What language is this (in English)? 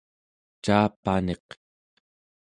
Central Yupik